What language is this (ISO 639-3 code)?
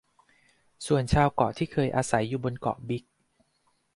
tha